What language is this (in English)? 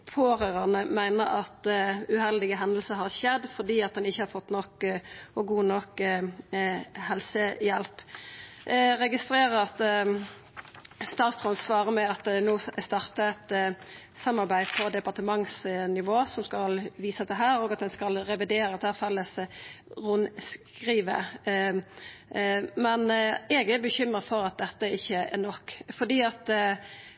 Norwegian Nynorsk